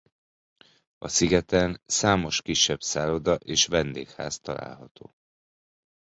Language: Hungarian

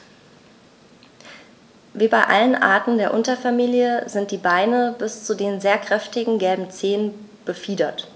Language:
German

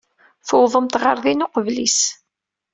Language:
Kabyle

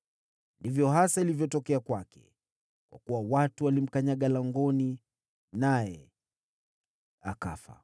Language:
Swahili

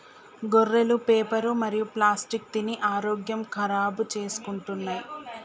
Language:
Telugu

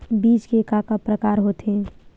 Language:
Chhattisgarhi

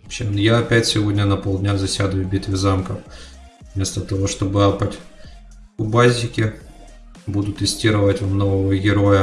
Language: Russian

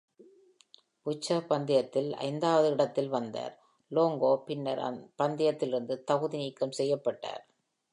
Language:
Tamil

